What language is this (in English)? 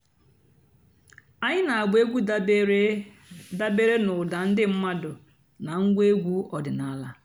Igbo